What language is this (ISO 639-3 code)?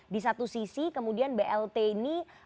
ind